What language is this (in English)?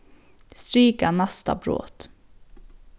Faroese